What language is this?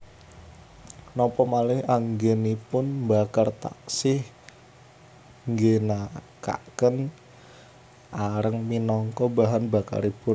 Javanese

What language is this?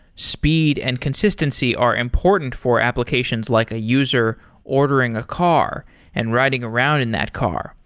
English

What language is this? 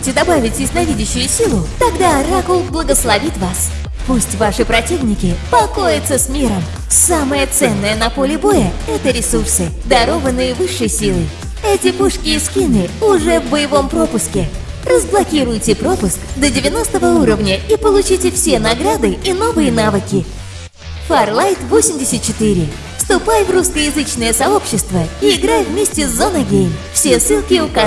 Russian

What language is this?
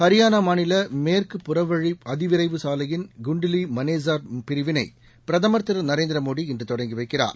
Tamil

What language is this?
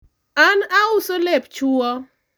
Luo (Kenya and Tanzania)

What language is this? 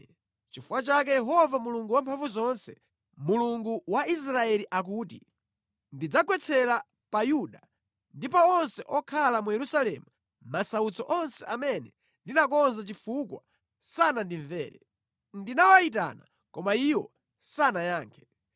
Nyanja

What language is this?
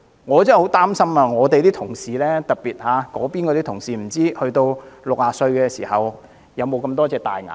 Cantonese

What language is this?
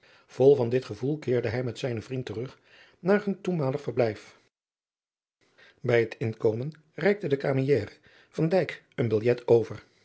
Dutch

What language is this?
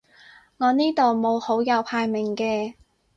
Cantonese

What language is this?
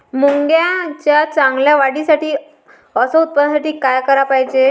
Marathi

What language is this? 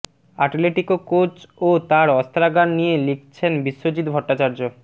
Bangla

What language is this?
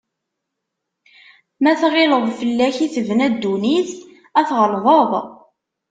Kabyle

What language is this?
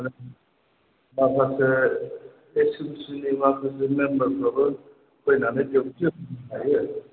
Bodo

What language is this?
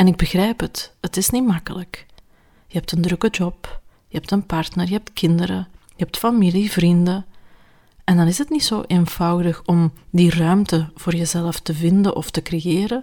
Dutch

